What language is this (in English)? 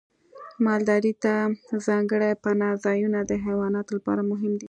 Pashto